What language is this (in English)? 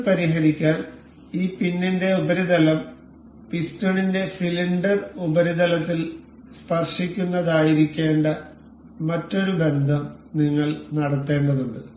Malayalam